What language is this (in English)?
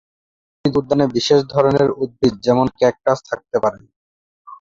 Bangla